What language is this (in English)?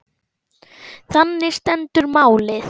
Icelandic